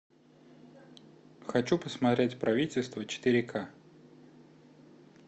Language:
Russian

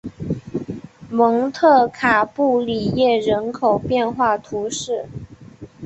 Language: Chinese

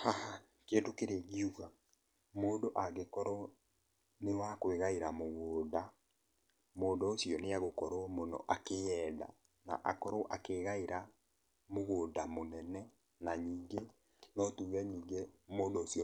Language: Kikuyu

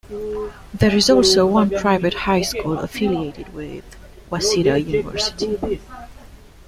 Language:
English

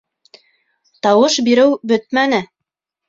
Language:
Bashkir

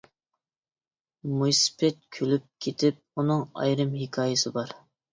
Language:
Uyghur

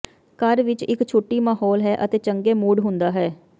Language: Punjabi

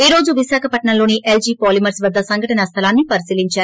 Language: Telugu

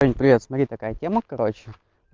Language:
Russian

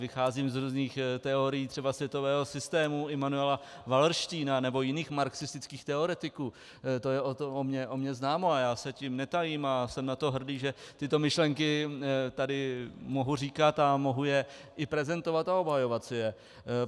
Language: Czech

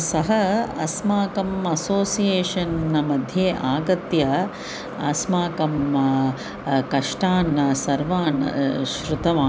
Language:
Sanskrit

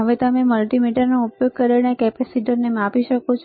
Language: Gujarati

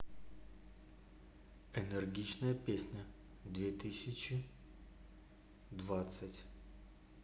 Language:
Russian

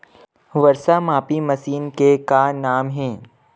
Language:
Chhattisgarhi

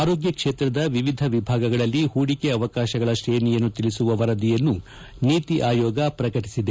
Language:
Kannada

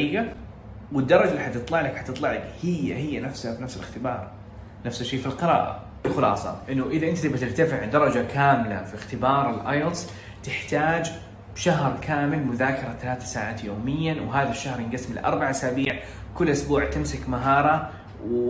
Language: Arabic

